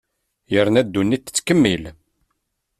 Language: Kabyle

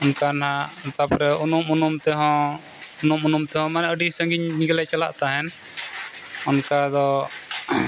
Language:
Santali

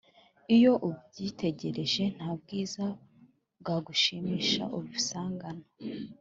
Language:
Kinyarwanda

